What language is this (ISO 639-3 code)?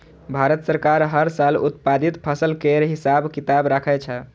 mai